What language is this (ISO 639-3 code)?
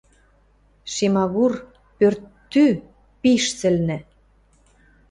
mrj